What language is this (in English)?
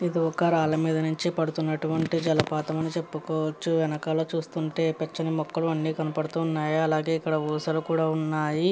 Telugu